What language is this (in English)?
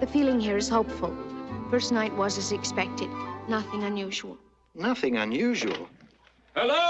English